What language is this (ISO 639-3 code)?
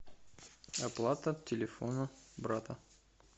rus